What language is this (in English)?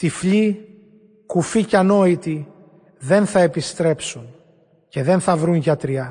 Greek